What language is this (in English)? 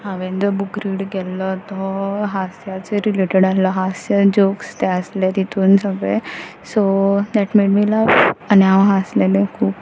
Konkani